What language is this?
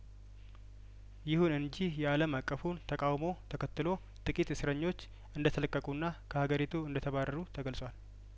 Amharic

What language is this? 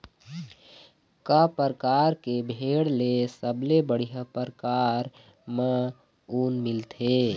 Chhattisgarhi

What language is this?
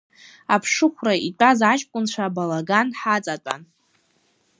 Abkhazian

